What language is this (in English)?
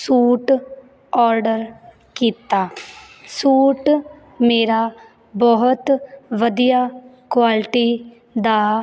Punjabi